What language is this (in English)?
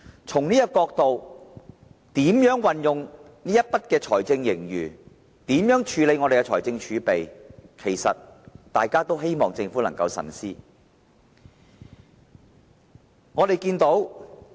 Cantonese